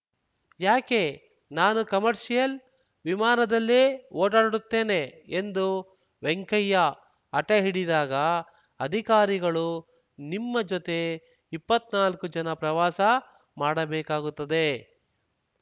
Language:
Kannada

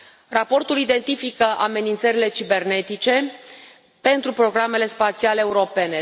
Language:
Romanian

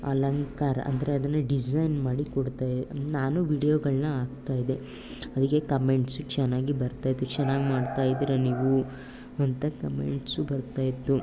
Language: Kannada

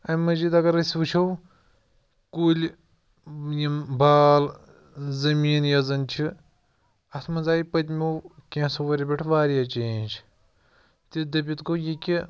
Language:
Kashmiri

